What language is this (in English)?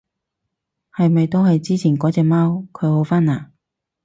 Cantonese